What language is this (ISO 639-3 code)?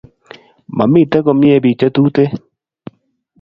kln